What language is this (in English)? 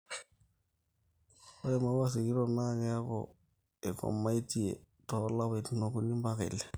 Masai